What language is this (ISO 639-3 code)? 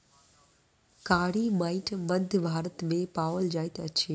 mai